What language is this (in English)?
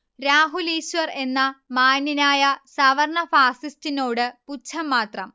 Malayalam